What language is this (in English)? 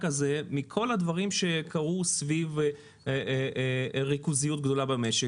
Hebrew